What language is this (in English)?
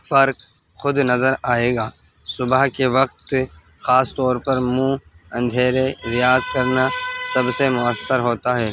Urdu